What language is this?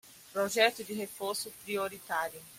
Portuguese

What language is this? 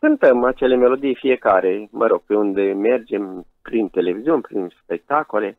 Romanian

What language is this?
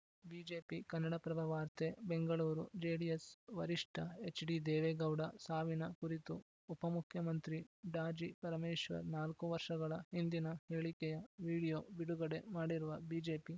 Kannada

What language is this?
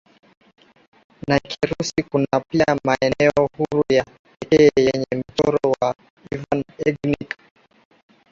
Swahili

